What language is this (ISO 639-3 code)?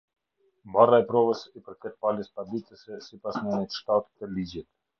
sqi